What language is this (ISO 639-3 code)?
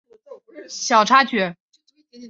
zho